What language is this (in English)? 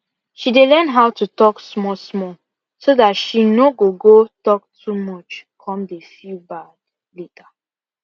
Nigerian Pidgin